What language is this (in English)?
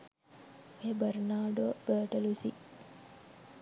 Sinhala